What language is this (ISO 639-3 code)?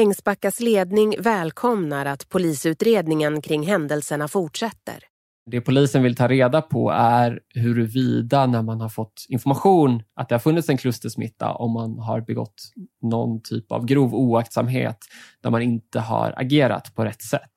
swe